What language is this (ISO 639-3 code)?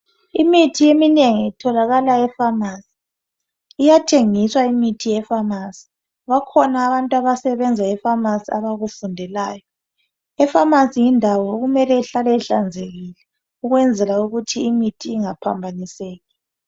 nde